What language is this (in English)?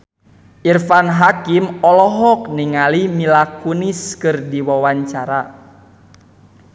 Sundanese